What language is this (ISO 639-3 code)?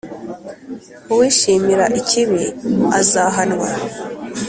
kin